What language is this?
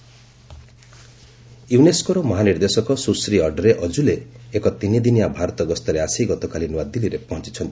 Odia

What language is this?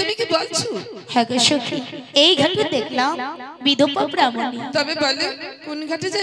Thai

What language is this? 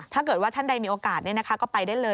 Thai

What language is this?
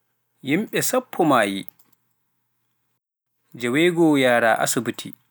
Pular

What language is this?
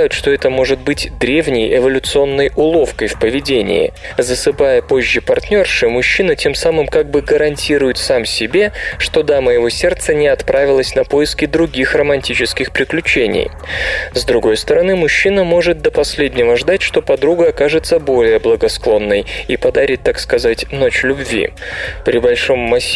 Russian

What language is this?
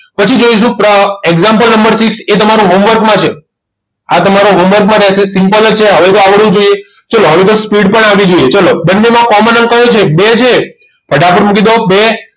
Gujarati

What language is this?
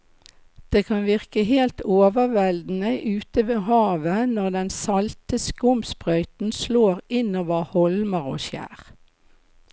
Norwegian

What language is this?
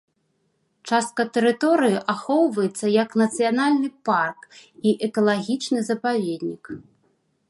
Belarusian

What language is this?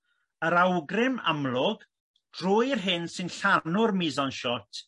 Welsh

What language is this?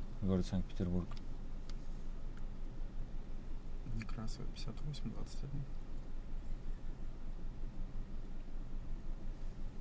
Russian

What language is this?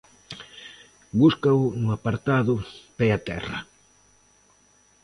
Galician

